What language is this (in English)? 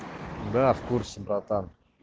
Russian